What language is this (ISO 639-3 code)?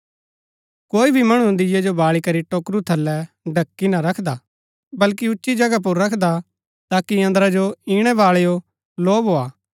gbk